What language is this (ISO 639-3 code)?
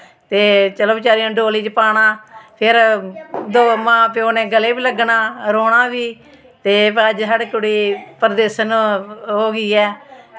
doi